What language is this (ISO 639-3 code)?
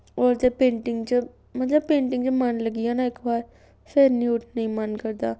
doi